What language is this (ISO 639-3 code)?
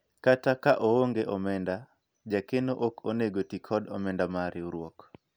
luo